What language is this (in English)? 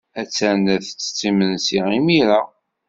Kabyle